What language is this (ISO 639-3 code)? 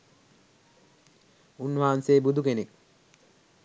sin